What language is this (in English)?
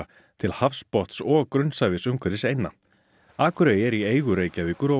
Icelandic